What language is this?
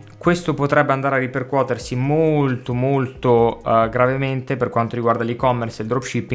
Italian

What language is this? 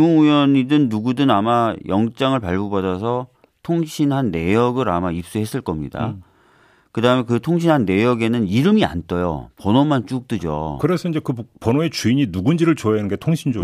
Korean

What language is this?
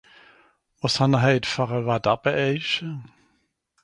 Swiss German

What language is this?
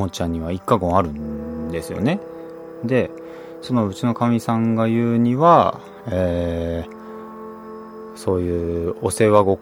Japanese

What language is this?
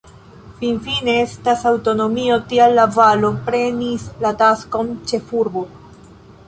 Esperanto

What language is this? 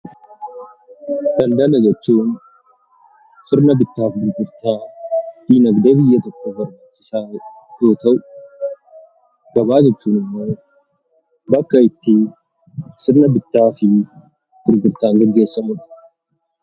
Oromo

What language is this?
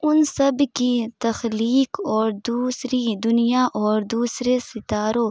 Urdu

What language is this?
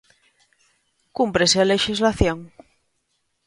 Galician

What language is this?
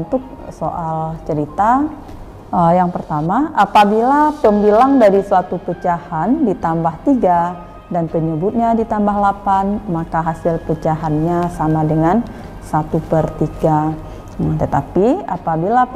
Indonesian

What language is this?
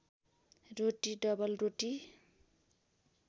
Nepali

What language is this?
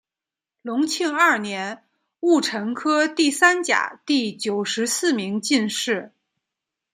Chinese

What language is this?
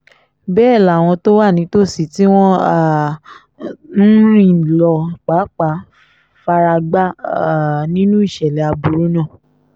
Yoruba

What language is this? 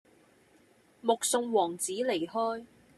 Cantonese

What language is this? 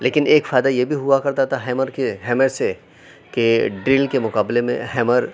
Urdu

